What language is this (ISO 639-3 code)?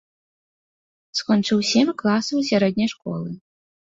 bel